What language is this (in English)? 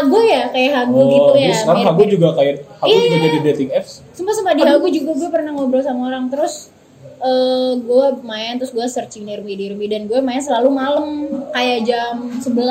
Indonesian